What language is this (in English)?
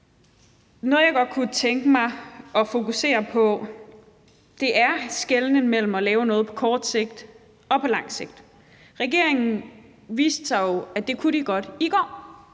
Danish